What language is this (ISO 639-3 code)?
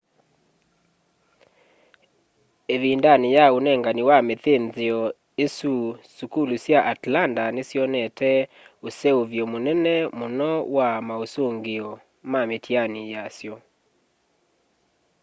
kam